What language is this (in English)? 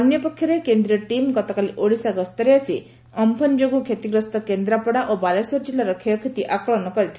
Odia